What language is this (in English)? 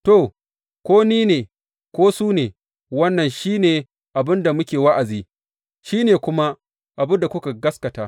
Hausa